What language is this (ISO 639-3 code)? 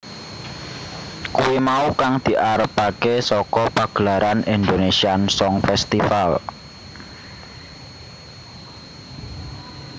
jav